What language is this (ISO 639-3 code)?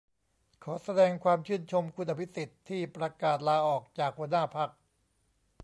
tha